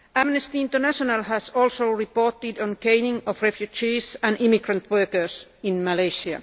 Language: English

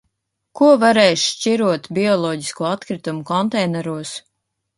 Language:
Latvian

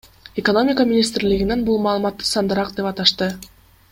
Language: Kyrgyz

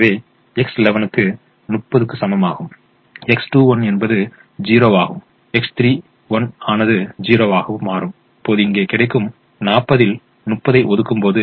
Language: Tamil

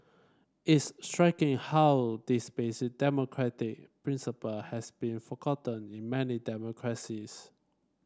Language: English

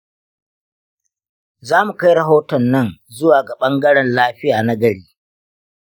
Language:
Hausa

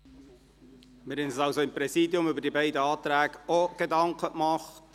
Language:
Swiss German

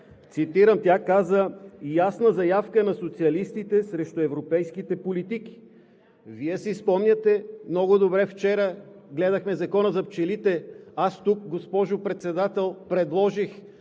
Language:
Bulgarian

